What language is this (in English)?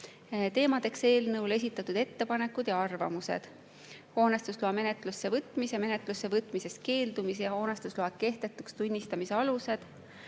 Estonian